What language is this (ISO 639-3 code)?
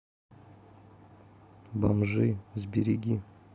rus